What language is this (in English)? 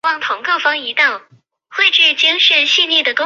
Chinese